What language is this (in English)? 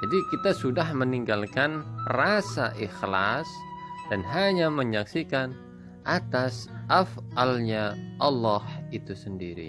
Indonesian